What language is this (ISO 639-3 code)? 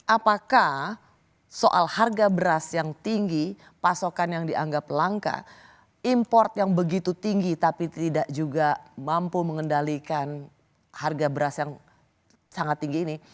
ind